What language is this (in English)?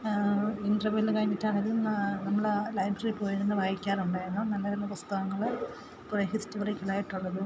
Malayalam